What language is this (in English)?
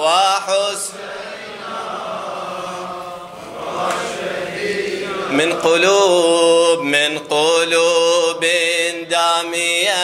Arabic